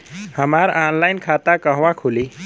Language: Bhojpuri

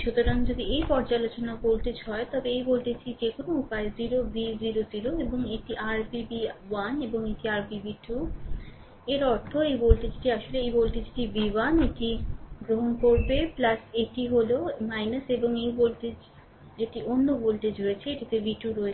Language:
Bangla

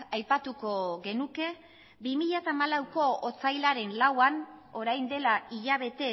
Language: Basque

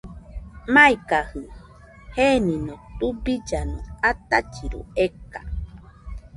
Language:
Nüpode Huitoto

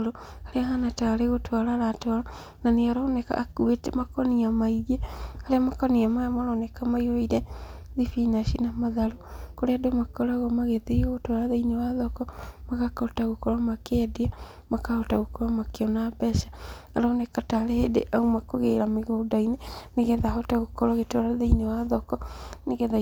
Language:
Kikuyu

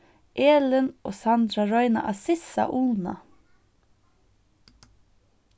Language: Faroese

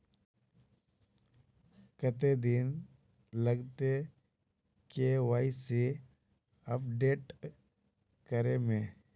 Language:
Magahi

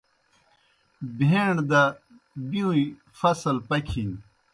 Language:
Kohistani Shina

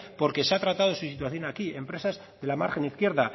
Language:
Spanish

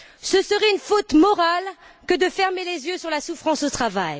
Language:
French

